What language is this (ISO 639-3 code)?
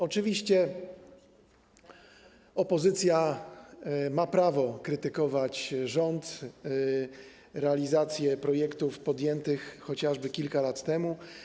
pol